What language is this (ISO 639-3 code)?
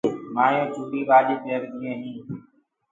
ggg